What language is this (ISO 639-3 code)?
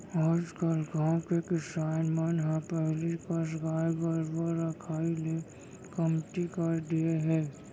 hne